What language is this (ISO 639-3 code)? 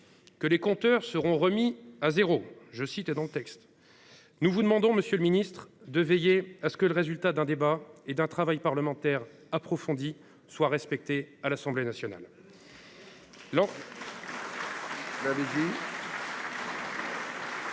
fra